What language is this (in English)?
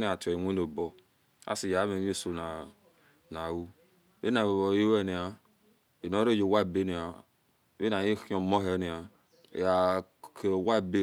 Esan